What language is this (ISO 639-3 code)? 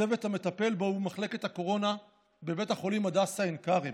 heb